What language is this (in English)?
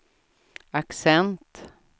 Swedish